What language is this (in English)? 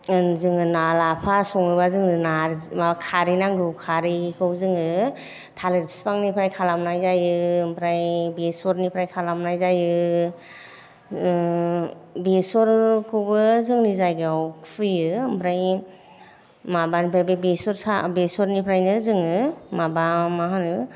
Bodo